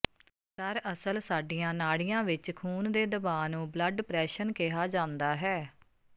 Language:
Punjabi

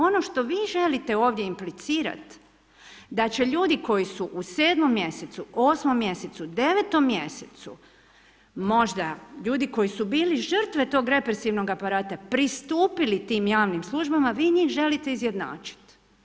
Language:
Croatian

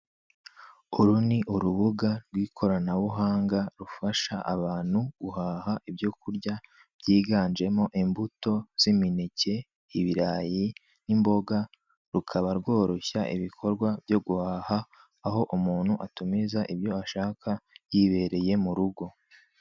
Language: Kinyarwanda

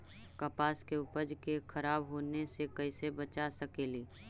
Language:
Magahi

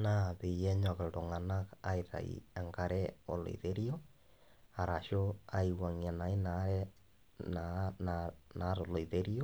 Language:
Masai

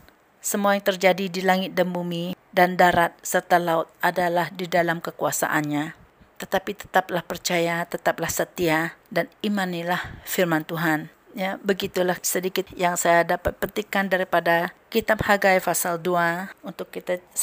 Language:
Malay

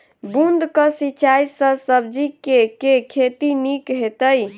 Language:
Maithili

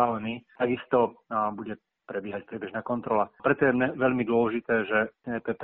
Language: Slovak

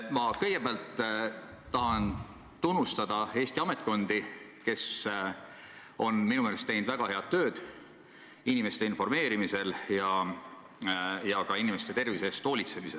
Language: Estonian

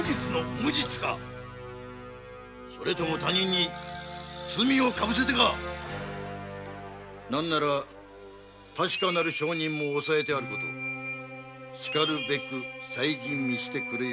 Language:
Japanese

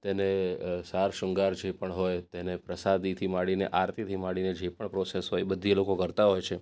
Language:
Gujarati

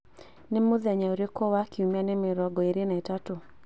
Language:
Kikuyu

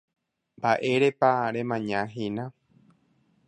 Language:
Guarani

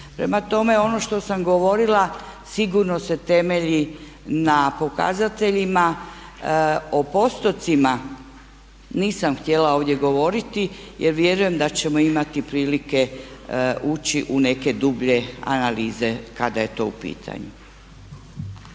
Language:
Croatian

